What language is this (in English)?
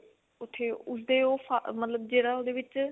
Punjabi